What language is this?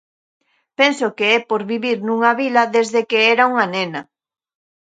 Galician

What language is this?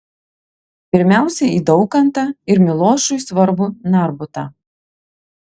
Lithuanian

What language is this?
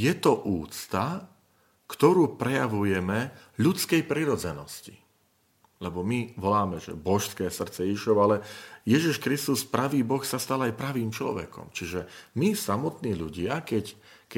Slovak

